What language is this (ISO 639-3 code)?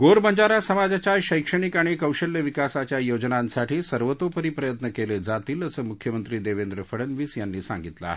mar